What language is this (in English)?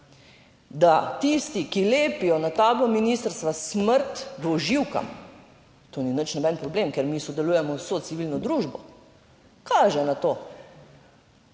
Slovenian